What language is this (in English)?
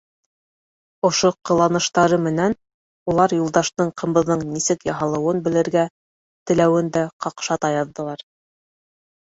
Bashkir